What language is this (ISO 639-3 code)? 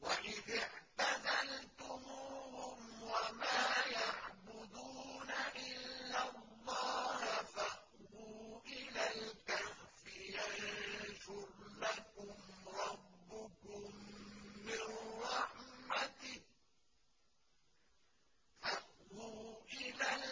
ara